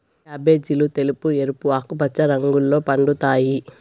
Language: Telugu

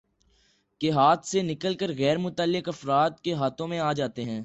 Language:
Urdu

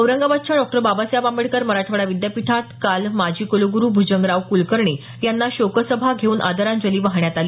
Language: Marathi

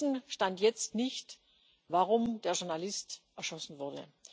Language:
German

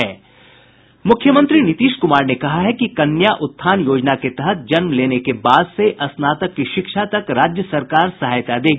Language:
Hindi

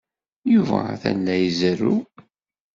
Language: Kabyle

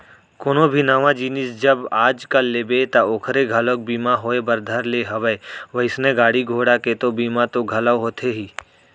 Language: Chhattisgarhi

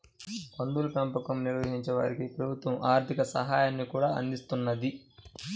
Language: Telugu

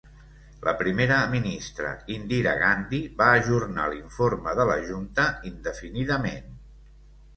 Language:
Catalan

